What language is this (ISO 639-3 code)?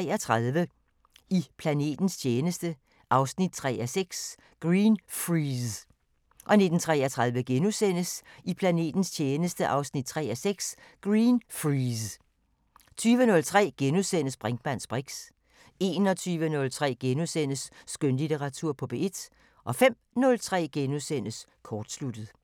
dan